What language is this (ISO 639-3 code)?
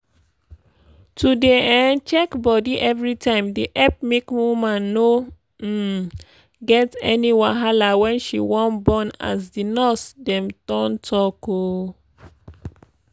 pcm